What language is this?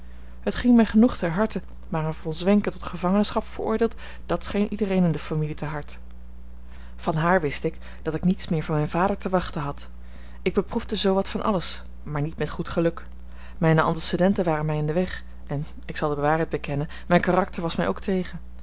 Dutch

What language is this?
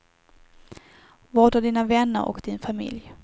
Swedish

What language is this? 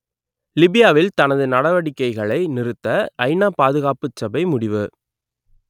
Tamil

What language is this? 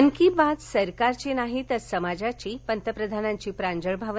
Marathi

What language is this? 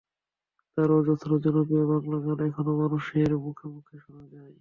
Bangla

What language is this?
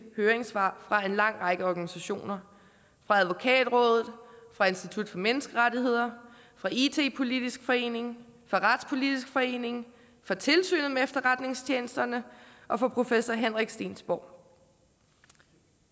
Danish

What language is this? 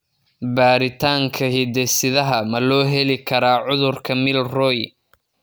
Somali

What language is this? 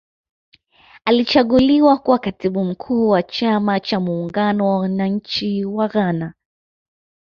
Swahili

